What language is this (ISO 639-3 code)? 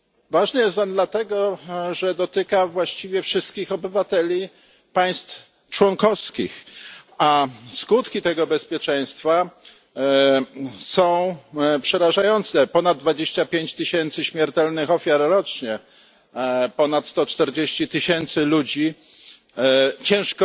pol